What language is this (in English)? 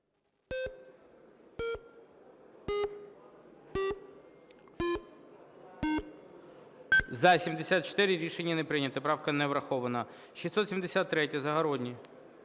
Ukrainian